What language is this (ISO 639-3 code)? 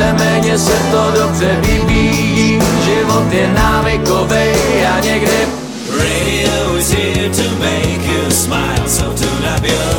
slk